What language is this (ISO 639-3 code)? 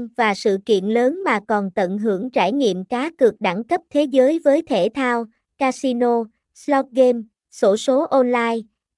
vie